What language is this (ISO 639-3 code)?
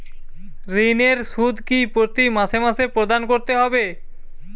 ben